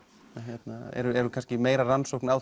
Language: Icelandic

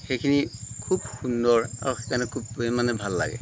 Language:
Assamese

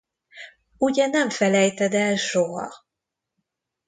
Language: Hungarian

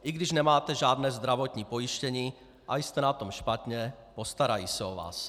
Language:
Czech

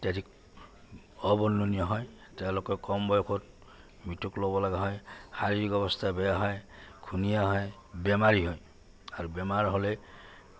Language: Assamese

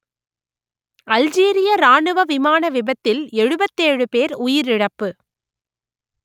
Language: Tamil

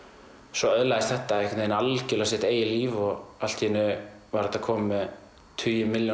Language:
Icelandic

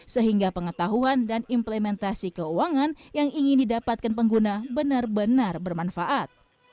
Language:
Indonesian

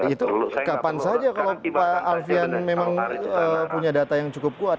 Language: Indonesian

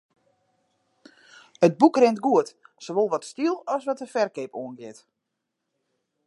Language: Western Frisian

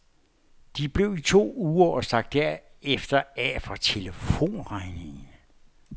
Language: Danish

